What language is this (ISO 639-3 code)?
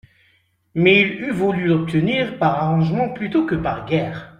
fra